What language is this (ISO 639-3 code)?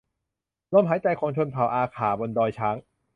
tha